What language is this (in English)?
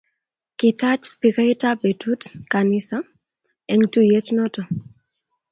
Kalenjin